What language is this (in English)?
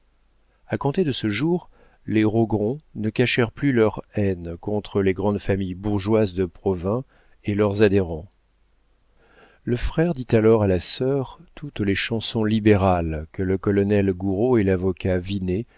French